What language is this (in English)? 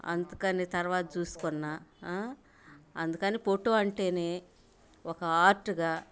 Telugu